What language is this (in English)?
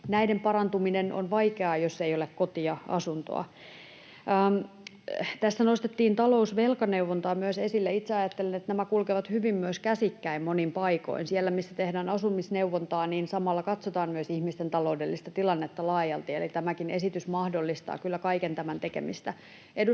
Finnish